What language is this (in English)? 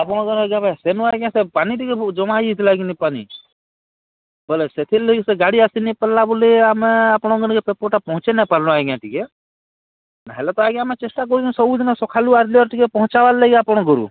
Odia